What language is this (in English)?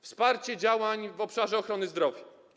Polish